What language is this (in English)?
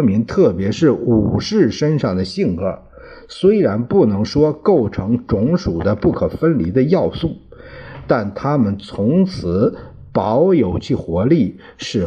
Chinese